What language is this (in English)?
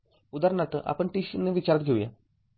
Marathi